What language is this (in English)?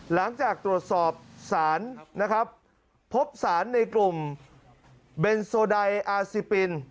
Thai